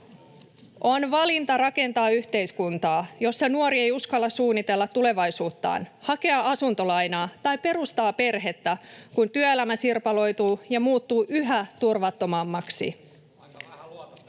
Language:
Finnish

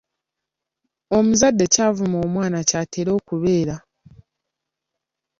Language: Ganda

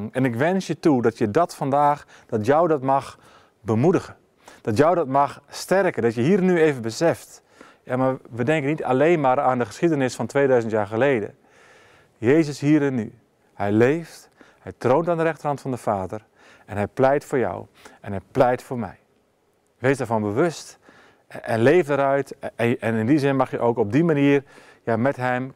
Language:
Dutch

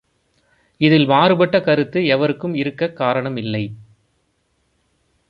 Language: Tamil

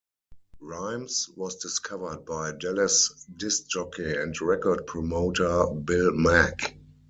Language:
English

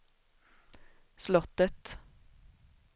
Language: Swedish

